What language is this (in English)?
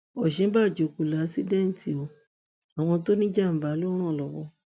Yoruba